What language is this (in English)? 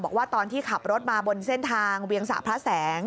Thai